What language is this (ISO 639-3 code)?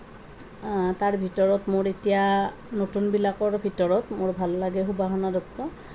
asm